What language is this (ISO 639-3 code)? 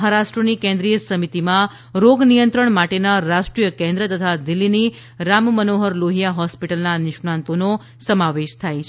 guj